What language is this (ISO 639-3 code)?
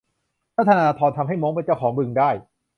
tha